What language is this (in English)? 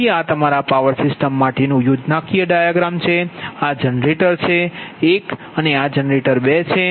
Gujarati